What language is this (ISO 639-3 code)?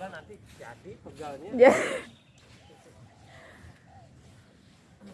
ind